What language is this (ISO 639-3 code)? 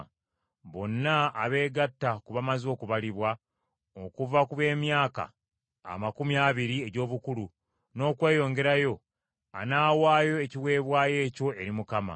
lug